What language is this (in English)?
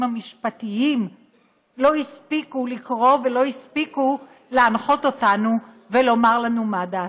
Hebrew